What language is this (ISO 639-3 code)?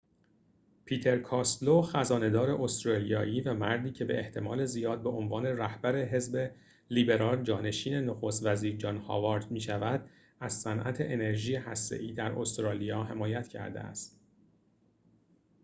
fas